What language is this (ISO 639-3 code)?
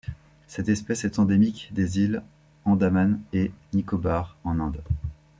fra